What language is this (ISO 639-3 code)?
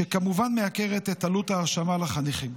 heb